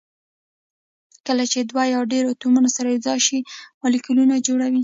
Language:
Pashto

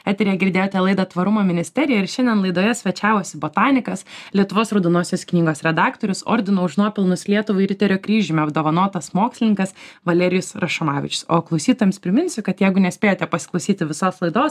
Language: Lithuanian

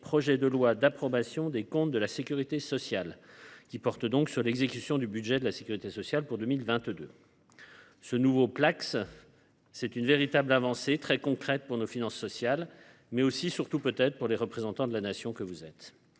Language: French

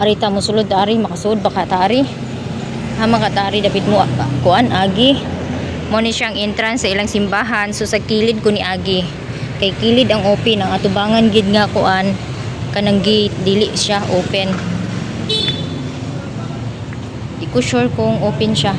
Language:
Filipino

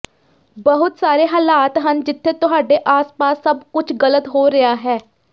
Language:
Punjabi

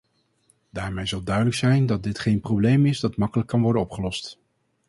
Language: Dutch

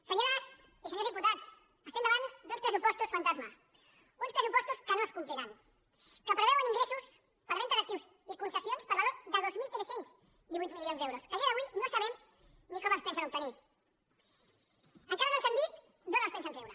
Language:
Catalan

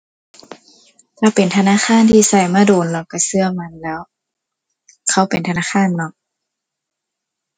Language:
Thai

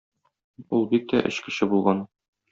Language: Tatar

